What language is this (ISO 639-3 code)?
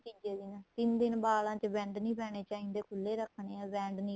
pan